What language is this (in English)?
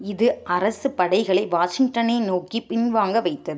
Tamil